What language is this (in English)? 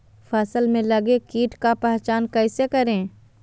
Magahi